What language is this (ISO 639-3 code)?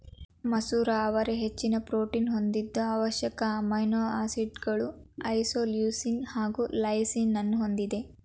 kan